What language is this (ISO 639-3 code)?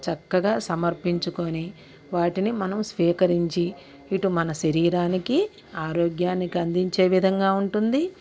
tel